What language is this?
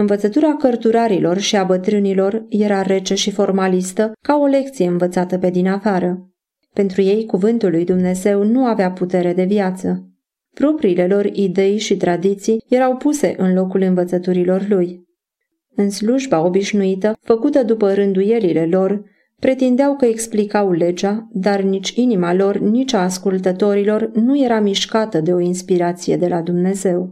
Romanian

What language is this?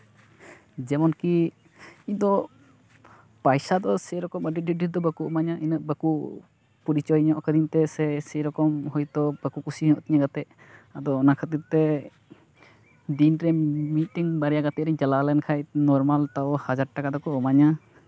Santali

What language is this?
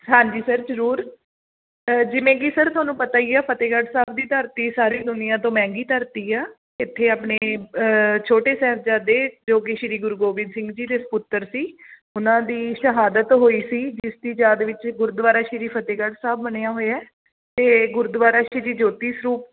Punjabi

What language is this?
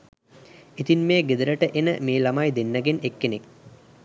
Sinhala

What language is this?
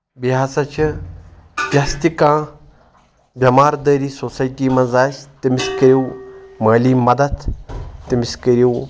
Kashmiri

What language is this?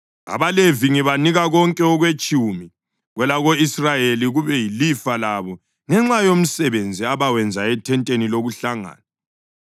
North Ndebele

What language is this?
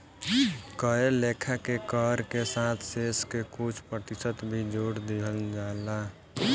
Bhojpuri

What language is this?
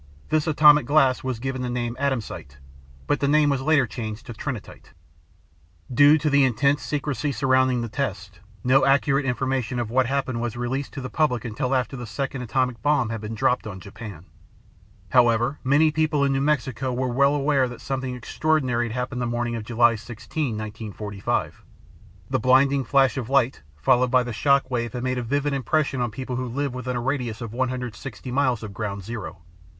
English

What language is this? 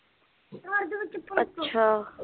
Punjabi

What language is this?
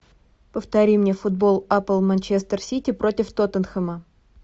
Russian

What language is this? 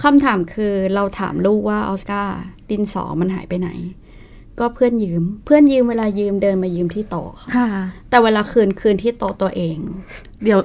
Thai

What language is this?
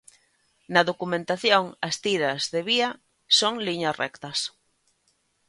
Galician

